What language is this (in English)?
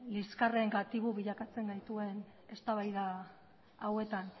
Basque